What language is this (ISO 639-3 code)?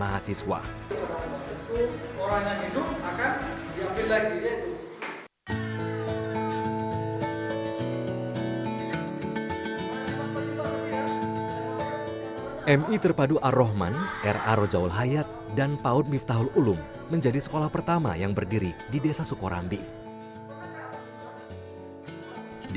ind